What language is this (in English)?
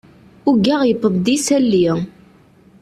Kabyle